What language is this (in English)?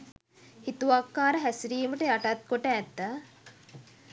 Sinhala